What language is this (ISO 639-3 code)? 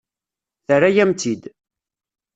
kab